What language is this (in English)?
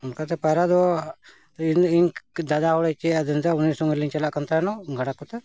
Santali